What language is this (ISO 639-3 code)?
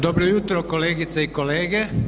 hrv